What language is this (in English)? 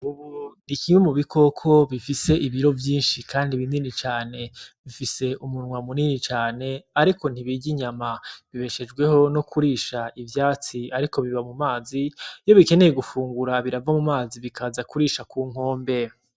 Rundi